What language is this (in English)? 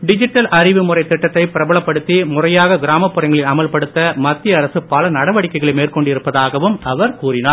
Tamil